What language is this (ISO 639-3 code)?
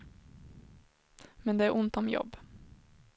swe